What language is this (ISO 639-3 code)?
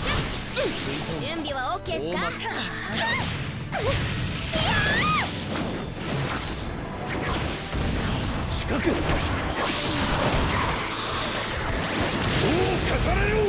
jpn